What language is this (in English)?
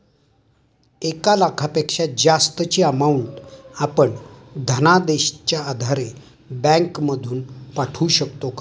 Marathi